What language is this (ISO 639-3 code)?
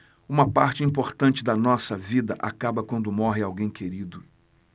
por